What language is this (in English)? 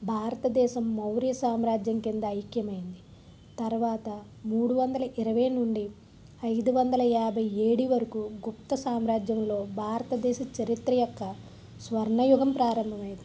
Telugu